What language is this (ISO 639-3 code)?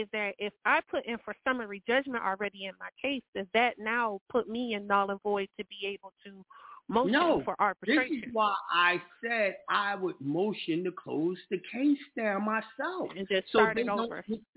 eng